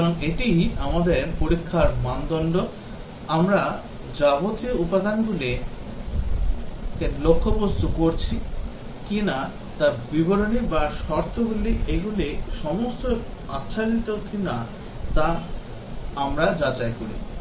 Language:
Bangla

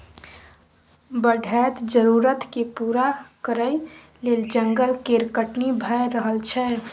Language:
Maithili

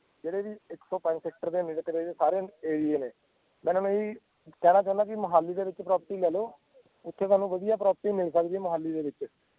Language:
Punjabi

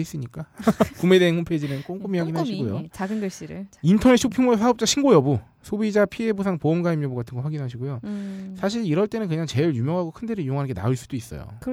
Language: Korean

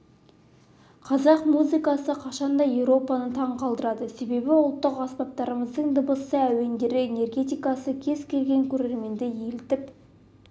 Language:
Kazakh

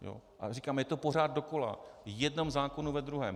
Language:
Czech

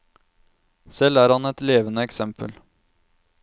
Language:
Norwegian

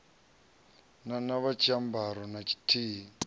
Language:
Venda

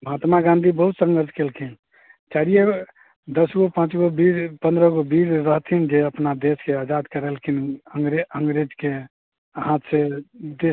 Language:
Maithili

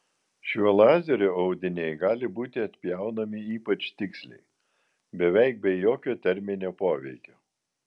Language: Lithuanian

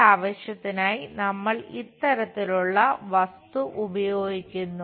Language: Malayalam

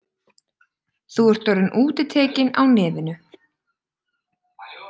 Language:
Icelandic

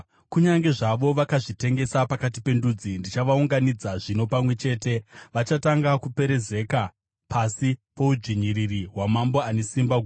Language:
Shona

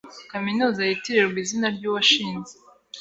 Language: Kinyarwanda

